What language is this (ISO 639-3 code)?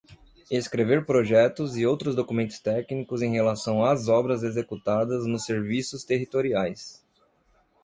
por